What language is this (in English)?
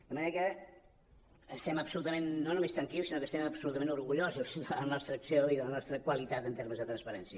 Catalan